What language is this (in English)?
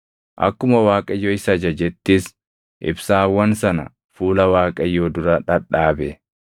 Oromo